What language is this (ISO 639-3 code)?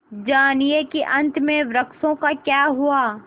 hin